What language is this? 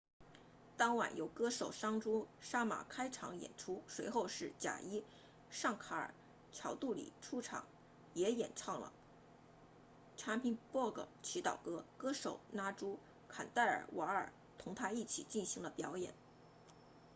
Chinese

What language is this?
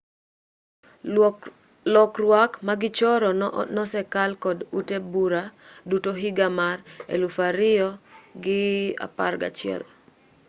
Luo (Kenya and Tanzania)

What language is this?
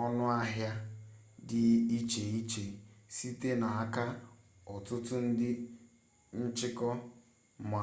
Igbo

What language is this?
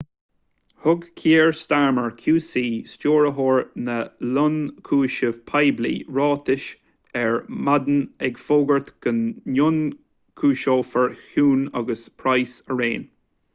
Irish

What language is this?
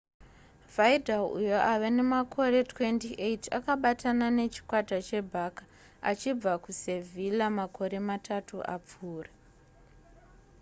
Shona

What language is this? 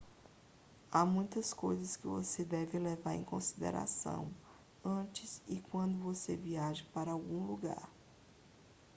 Portuguese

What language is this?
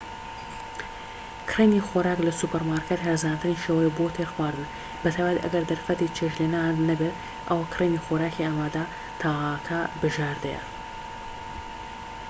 Central Kurdish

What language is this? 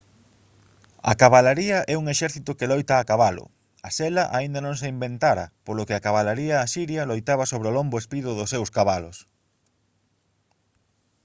Galician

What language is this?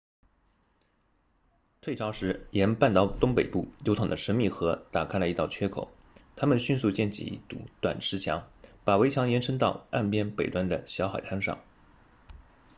Chinese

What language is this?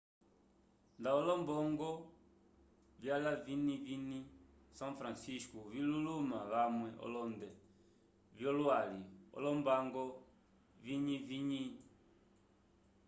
Umbundu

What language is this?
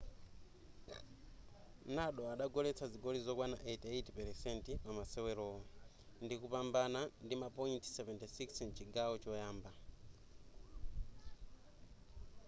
Nyanja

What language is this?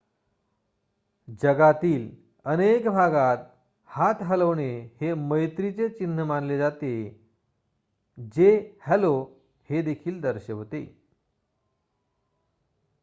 Marathi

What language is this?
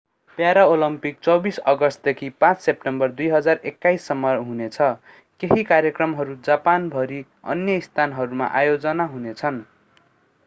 Nepali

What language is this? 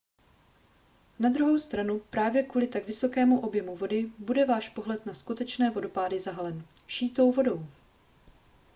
Czech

